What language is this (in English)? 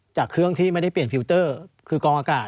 Thai